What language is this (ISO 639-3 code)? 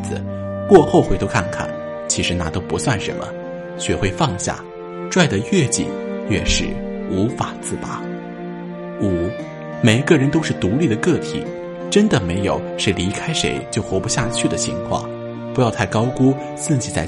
zho